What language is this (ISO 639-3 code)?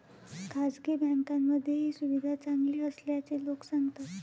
mar